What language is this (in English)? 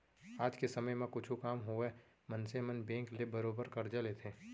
Chhattisgarhi